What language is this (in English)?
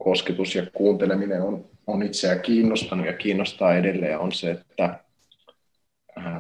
Finnish